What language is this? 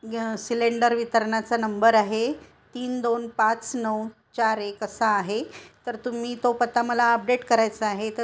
Marathi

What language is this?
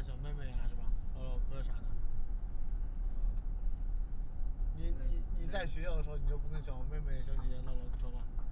Chinese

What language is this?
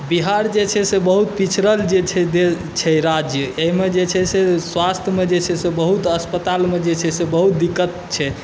Maithili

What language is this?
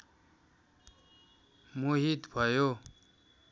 Nepali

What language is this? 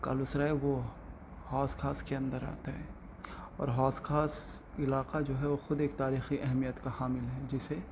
Urdu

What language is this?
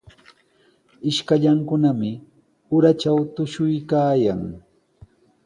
Sihuas Ancash Quechua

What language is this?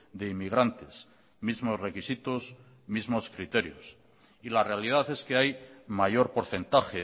Spanish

